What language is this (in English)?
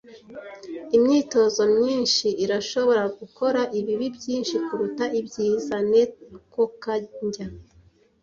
Kinyarwanda